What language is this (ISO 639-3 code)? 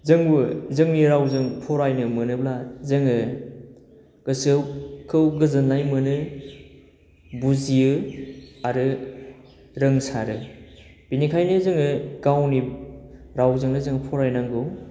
brx